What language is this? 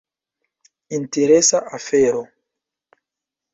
Esperanto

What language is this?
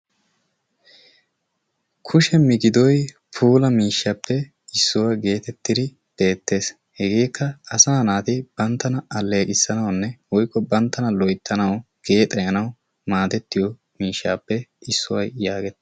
Wolaytta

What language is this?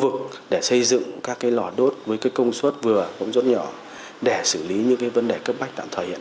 Vietnamese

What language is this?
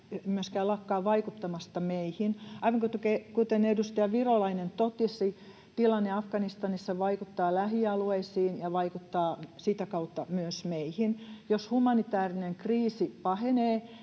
Finnish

